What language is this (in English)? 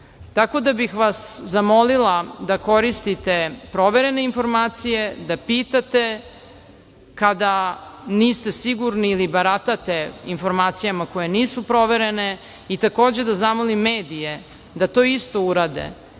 Serbian